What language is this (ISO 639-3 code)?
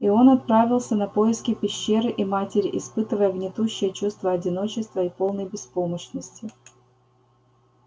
rus